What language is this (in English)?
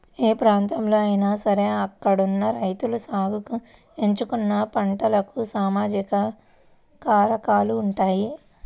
Telugu